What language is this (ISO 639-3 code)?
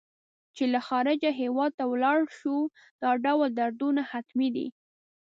pus